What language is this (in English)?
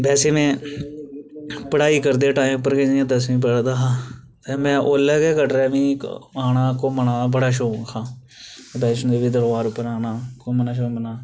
Dogri